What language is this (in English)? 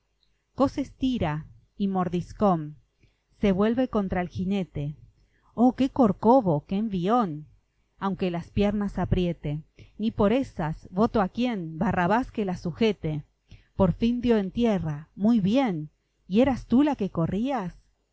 Spanish